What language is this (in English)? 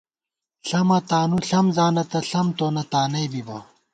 Gawar-Bati